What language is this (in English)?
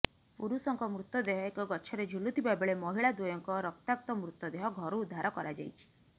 Odia